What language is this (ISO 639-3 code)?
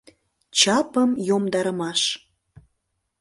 chm